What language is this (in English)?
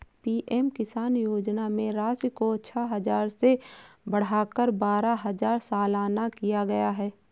Hindi